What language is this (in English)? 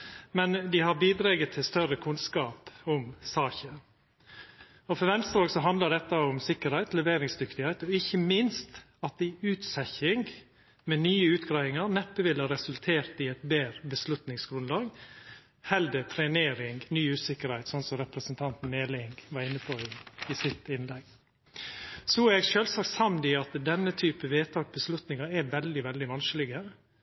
Norwegian Nynorsk